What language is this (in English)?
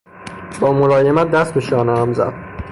Persian